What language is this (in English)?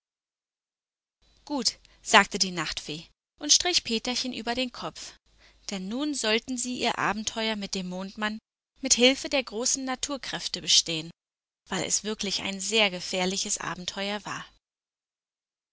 German